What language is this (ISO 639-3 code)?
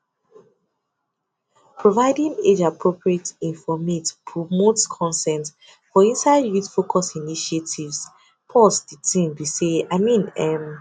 pcm